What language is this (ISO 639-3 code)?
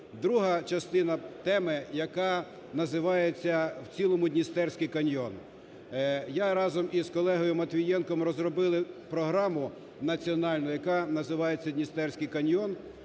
ukr